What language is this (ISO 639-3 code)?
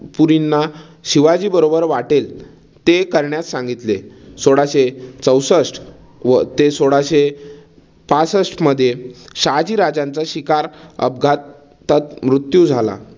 mar